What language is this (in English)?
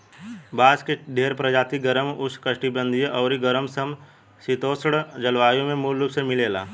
Bhojpuri